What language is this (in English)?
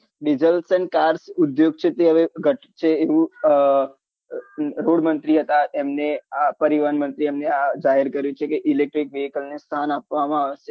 Gujarati